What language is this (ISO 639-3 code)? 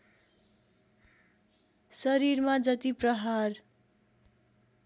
nep